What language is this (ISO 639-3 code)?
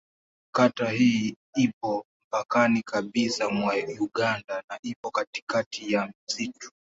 swa